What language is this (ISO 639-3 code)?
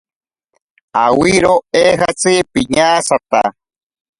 prq